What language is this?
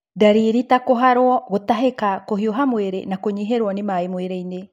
Kikuyu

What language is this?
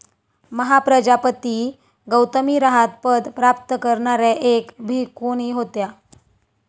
Marathi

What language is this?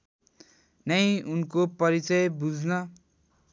Nepali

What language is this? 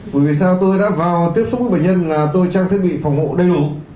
Vietnamese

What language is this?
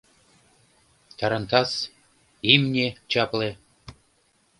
Mari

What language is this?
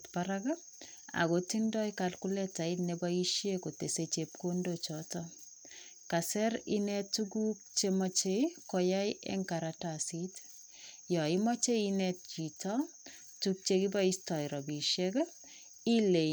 Kalenjin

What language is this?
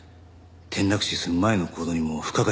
Japanese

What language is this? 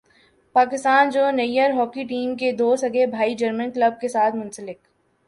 Urdu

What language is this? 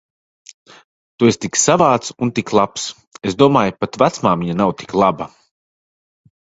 Latvian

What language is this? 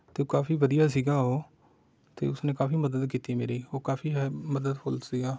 Punjabi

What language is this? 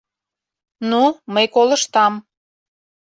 Mari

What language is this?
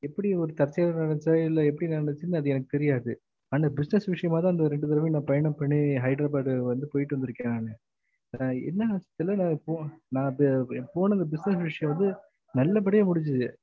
Tamil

